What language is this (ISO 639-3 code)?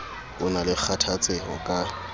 sot